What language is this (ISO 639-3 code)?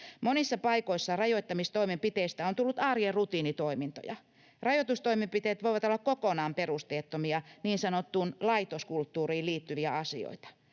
fin